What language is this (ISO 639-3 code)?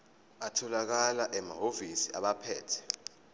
zul